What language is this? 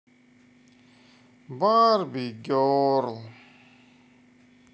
Russian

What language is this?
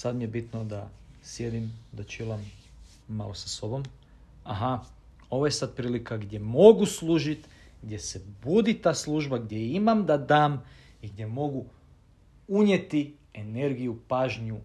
Croatian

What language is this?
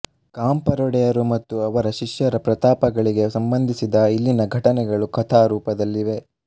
Kannada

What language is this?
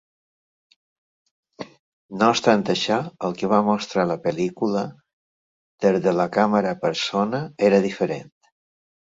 Catalan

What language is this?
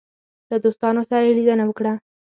Pashto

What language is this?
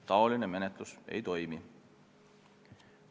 Estonian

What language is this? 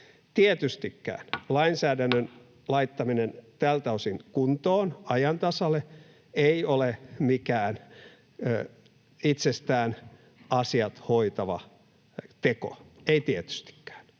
Finnish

